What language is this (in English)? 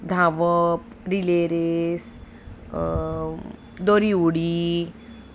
Konkani